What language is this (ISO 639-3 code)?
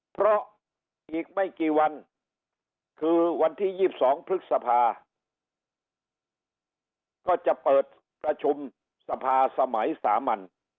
tha